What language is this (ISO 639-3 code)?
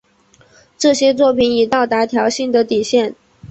zho